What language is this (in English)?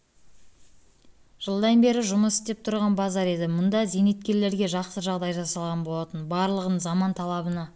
Kazakh